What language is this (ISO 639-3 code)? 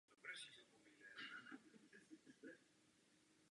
ces